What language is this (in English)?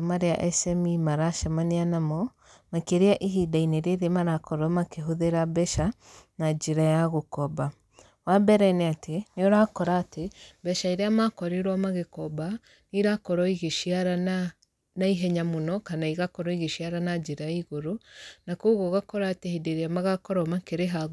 Kikuyu